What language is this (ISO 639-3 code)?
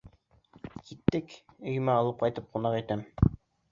bak